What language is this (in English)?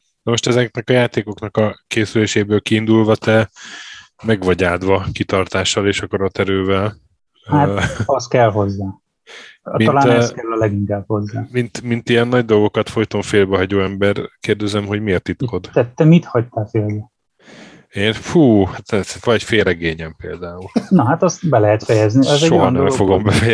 Hungarian